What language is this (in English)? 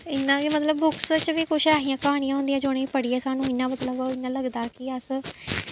Dogri